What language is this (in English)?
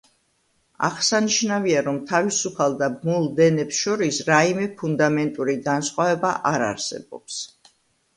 Georgian